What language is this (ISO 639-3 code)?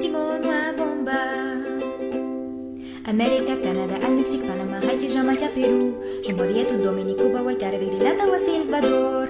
ara